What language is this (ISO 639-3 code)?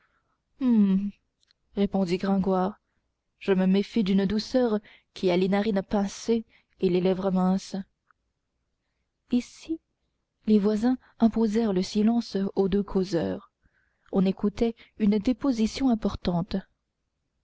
fra